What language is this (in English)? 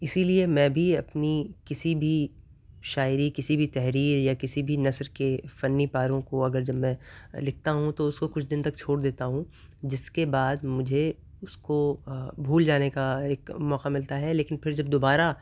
Urdu